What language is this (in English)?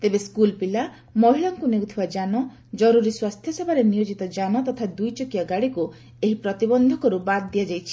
Odia